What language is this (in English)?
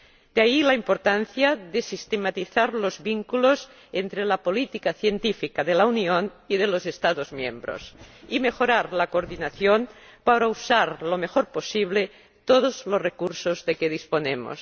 Spanish